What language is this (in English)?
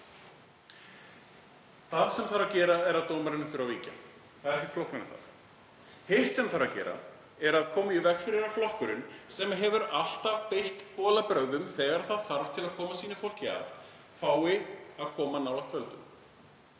Icelandic